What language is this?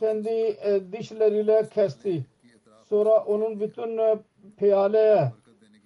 Turkish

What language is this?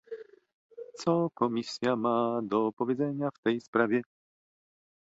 Polish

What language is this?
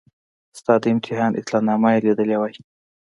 Pashto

